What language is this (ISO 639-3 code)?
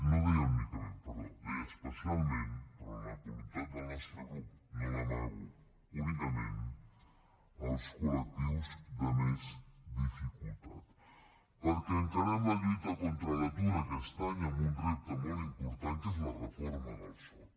cat